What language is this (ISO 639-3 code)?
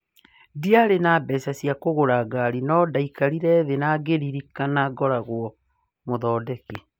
kik